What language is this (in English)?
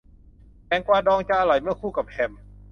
Thai